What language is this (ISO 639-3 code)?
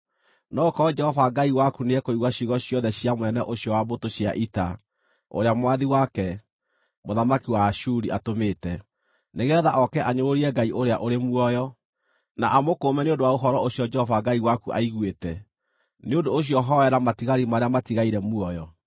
kik